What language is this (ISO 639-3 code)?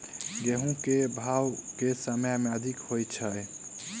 mai